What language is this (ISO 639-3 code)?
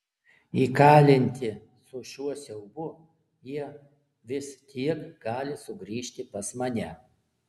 lit